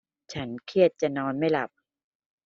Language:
Thai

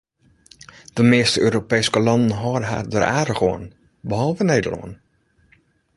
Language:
Western Frisian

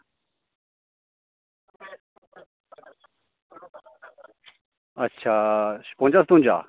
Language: Dogri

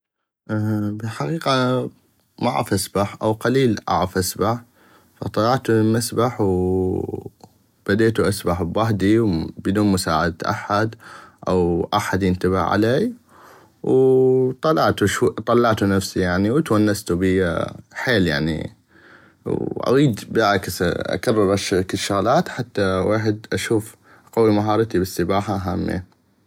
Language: North Mesopotamian Arabic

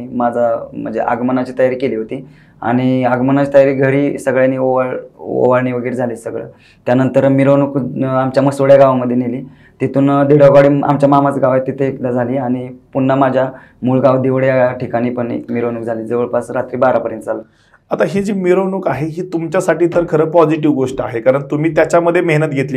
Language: Marathi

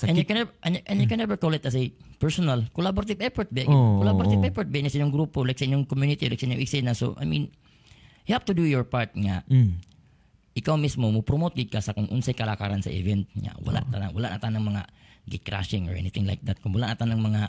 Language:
Filipino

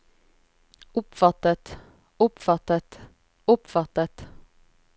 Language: Norwegian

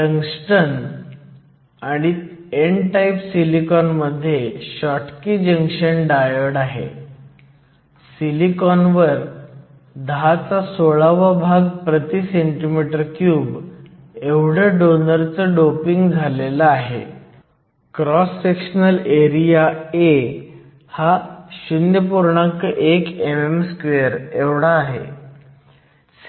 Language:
Marathi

